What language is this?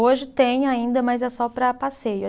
Portuguese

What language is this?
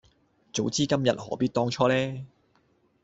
Cantonese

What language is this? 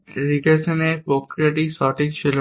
Bangla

